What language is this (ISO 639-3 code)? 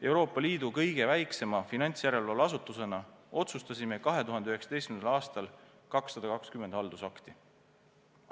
est